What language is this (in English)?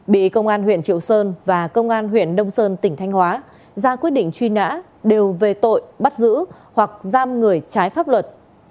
Vietnamese